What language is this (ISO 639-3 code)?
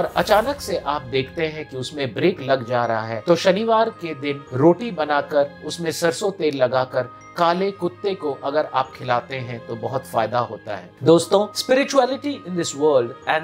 hin